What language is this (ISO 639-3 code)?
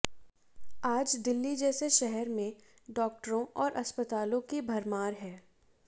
hin